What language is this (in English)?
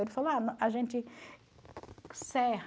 Portuguese